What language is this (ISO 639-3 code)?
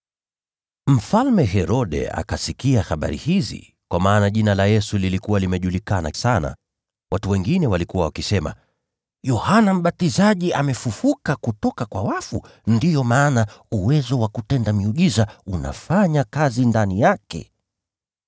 swa